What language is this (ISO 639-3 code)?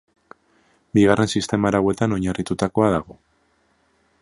eus